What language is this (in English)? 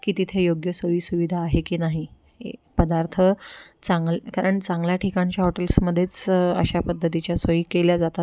Marathi